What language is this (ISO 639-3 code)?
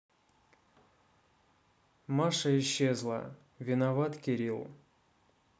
rus